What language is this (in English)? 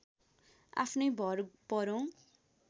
Nepali